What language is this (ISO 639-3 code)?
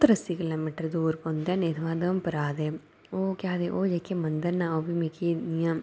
doi